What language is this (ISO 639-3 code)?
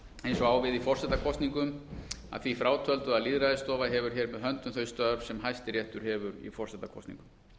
isl